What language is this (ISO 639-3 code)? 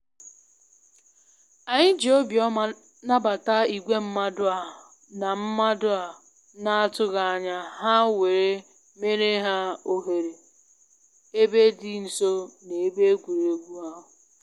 ibo